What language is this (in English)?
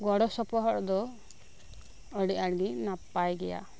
Santali